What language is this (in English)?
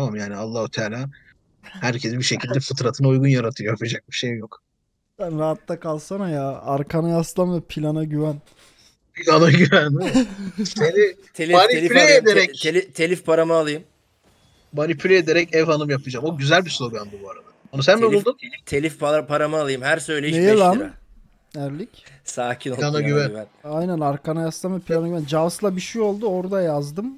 Turkish